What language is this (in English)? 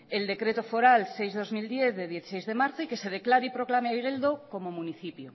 Spanish